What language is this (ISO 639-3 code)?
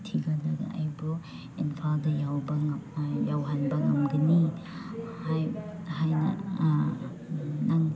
mni